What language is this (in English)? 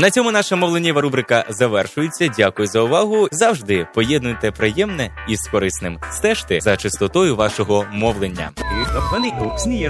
Ukrainian